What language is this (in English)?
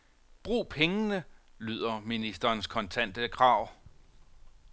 Danish